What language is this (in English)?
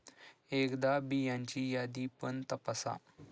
Marathi